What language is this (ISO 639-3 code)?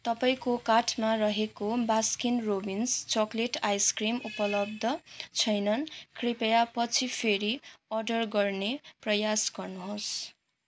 nep